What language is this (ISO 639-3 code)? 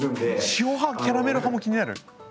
jpn